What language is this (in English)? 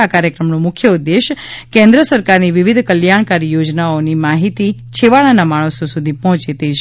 Gujarati